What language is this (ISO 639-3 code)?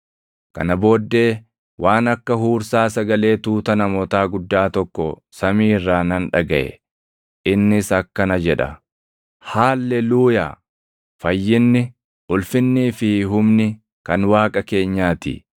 orm